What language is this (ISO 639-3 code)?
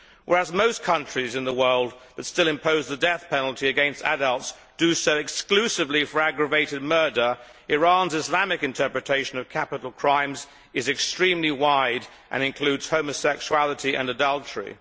eng